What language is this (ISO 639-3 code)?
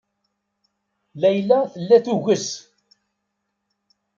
kab